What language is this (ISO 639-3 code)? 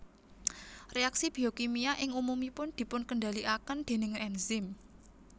jav